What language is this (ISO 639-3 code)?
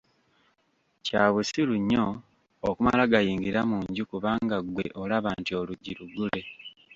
lug